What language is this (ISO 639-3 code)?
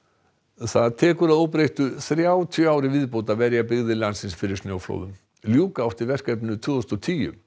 isl